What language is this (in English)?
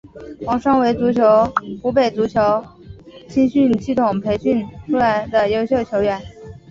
Chinese